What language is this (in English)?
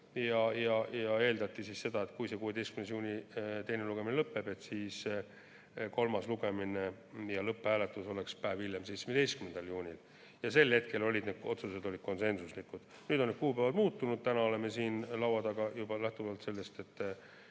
Estonian